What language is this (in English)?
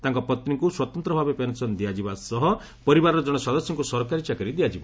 Odia